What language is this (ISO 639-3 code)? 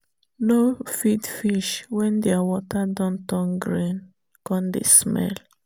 pcm